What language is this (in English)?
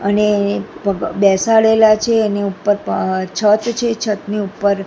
Gujarati